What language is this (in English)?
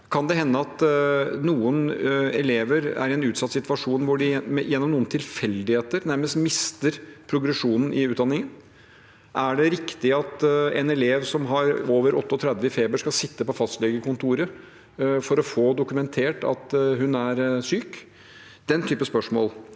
Norwegian